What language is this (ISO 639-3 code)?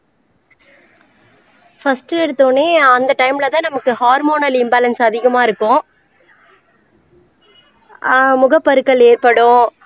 tam